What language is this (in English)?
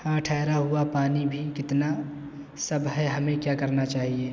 Urdu